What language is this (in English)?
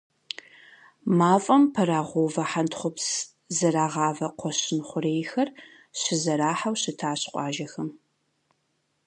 Kabardian